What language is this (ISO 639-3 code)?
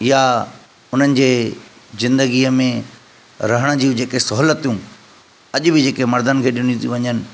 snd